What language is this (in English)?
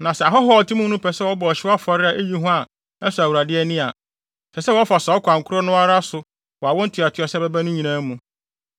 Akan